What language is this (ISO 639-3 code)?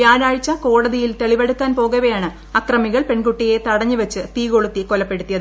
mal